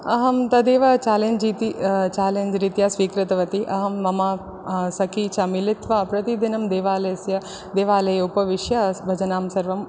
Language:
Sanskrit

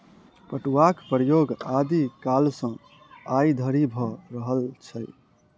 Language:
Maithili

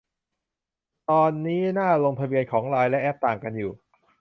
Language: Thai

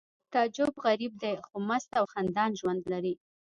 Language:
Pashto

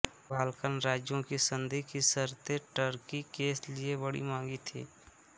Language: Hindi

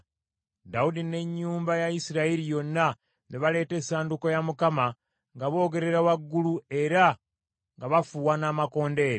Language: Ganda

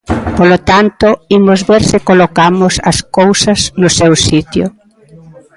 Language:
Galician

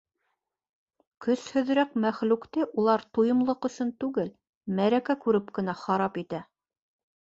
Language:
Bashkir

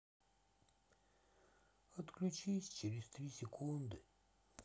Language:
Russian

